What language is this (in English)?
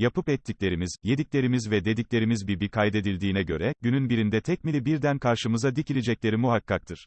Turkish